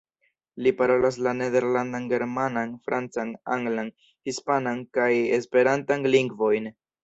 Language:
Esperanto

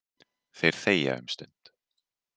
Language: Icelandic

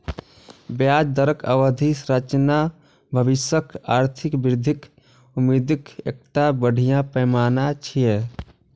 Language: Maithili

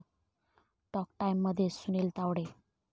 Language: Marathi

